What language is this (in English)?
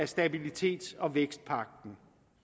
Danish